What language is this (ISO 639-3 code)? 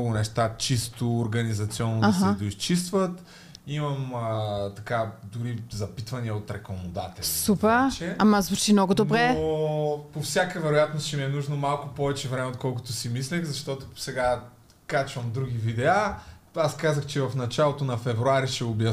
bul